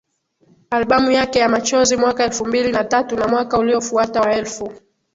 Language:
Swahili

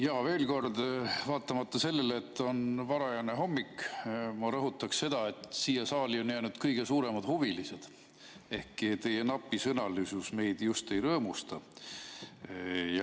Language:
Estonian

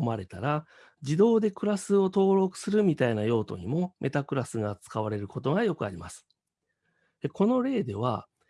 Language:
Japanese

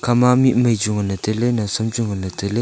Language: Wancho Naga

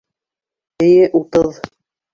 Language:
Bashkir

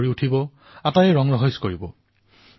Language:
Assamese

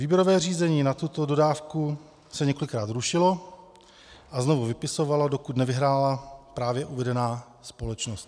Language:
Czech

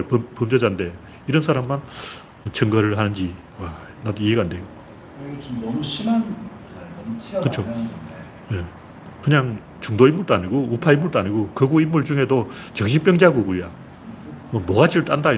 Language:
Korean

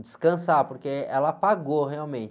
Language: Portuguese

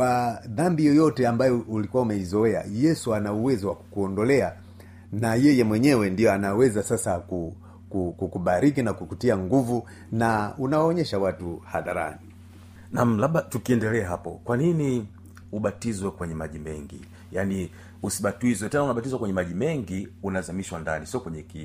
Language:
Swahili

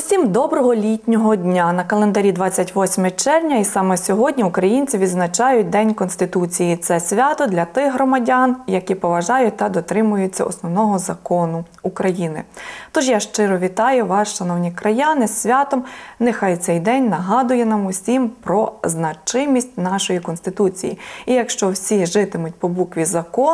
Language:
Ukrainian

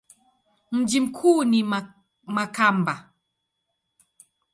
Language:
Swahili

